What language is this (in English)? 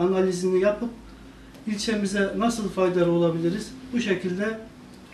Turkish